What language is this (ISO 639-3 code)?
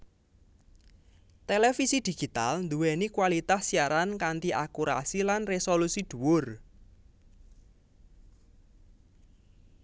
jav